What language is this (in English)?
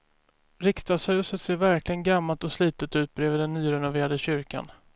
Swedish